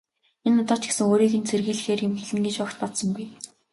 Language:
Mongolian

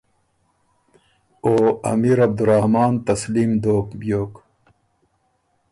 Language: Ormuri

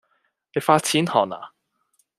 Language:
Cantonese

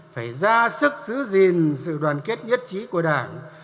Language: Vietnamese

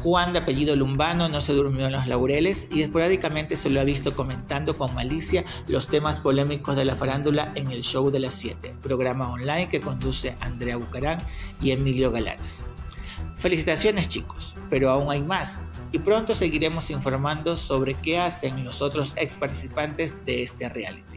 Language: Spanish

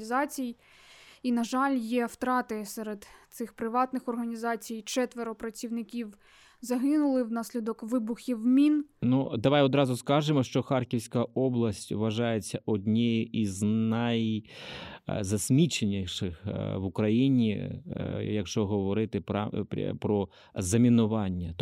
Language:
Ukrainian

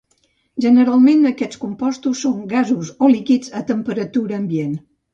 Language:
Catalan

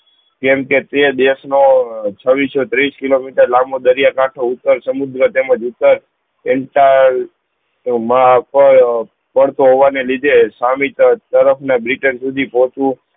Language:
Gujarati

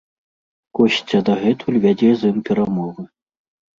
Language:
Belarusian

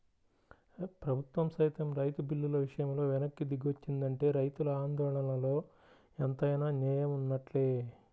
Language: Telugu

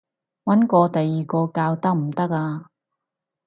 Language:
Cantonese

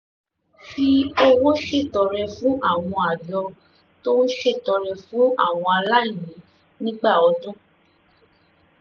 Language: Yoruba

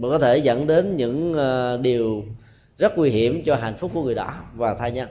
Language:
Vietnamese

